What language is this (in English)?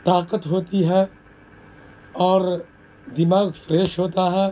Urdu